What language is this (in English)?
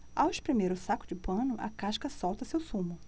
Portuguese